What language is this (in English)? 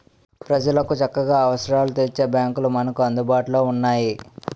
Telugu